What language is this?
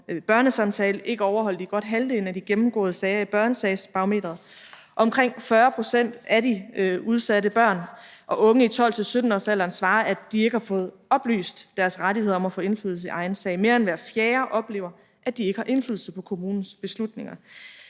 Danish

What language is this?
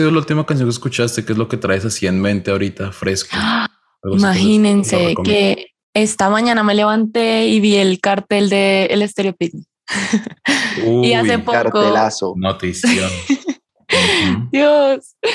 Spanish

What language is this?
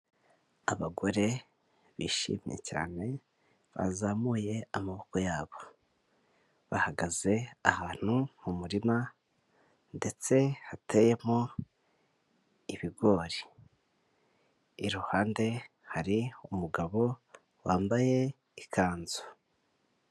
Kinyarwanda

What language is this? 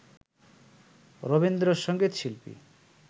Bangla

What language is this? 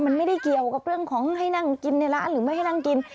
Thai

